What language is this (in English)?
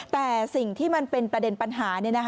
Thai